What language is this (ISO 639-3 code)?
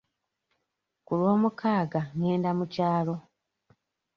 lug